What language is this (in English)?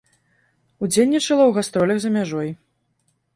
Belarusian